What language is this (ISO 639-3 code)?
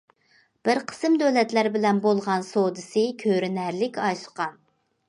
uig